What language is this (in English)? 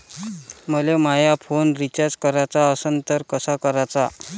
Marathi